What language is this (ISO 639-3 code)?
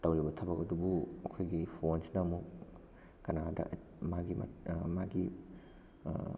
mni